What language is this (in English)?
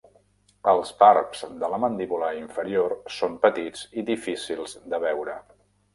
Catalan